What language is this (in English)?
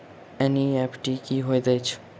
Maithili